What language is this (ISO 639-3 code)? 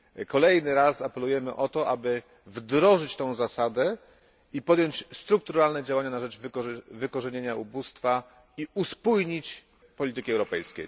pol